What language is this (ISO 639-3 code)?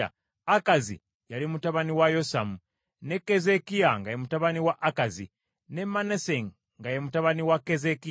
lug